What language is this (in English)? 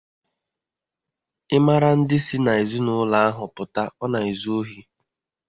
Igbo